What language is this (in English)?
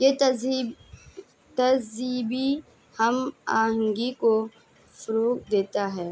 Urdu